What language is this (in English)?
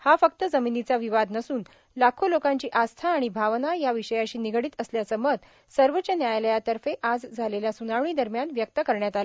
Marathi